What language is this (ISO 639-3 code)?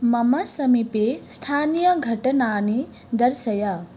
san